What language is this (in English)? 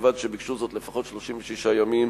Hebrew